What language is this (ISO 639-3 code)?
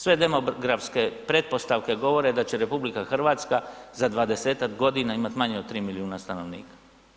hrv